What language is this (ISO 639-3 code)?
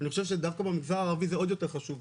heb